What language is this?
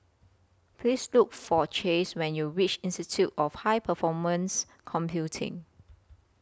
English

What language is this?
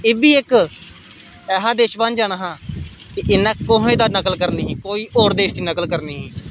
Dogri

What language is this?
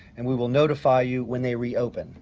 English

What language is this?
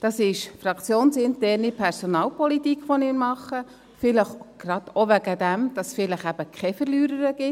Swiss German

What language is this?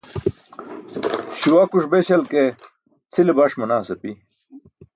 Burushaski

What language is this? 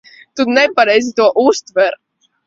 Latvian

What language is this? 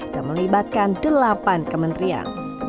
Indonesian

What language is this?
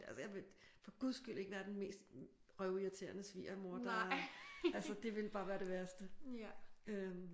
Danish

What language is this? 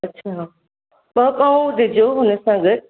Sindhi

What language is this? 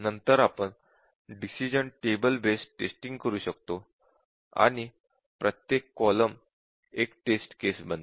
Marathi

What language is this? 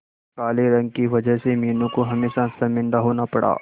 Hindi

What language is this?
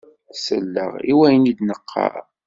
Kabyle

